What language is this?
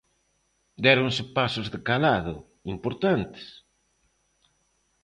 Galician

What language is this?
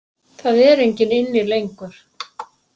Icelandic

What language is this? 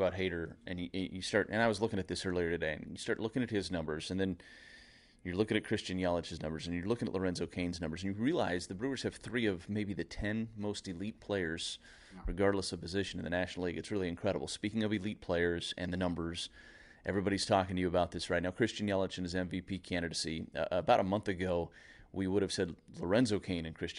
English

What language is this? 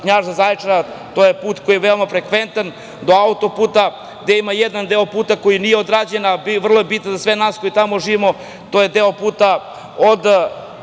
Serbian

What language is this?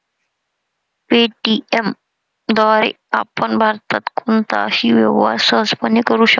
Marathi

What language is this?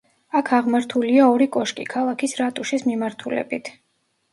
Georgian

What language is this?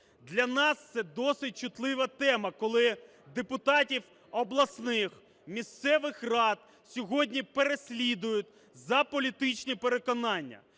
Ukrainian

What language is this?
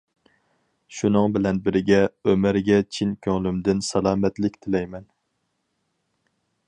Uyghur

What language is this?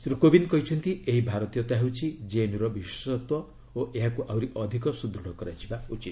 Odia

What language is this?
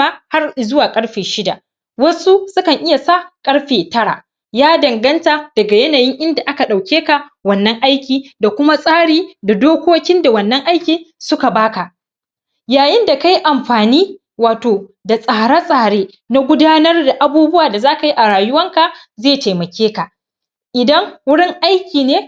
Hausa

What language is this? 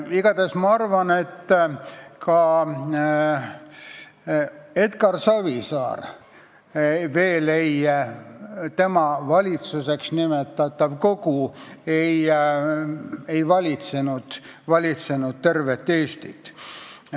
Estonian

